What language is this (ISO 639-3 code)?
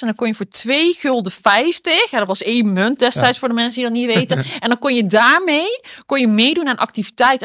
nld